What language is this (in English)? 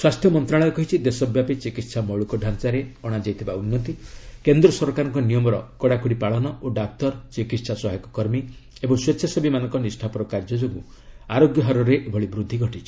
Odia